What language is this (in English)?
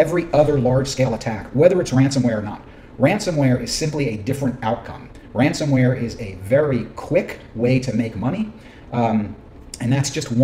English